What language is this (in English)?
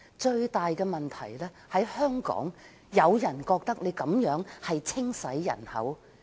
Cantonese